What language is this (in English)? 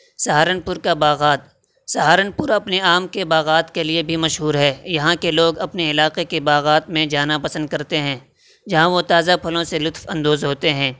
Urdu